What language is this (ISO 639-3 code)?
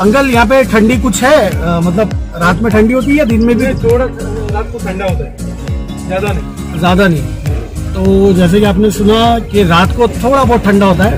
hin